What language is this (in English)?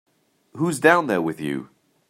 English